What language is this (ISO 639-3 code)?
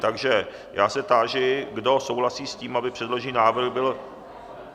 ces